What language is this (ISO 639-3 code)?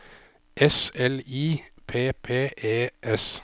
nor